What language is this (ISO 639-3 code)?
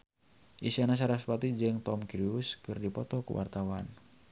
sun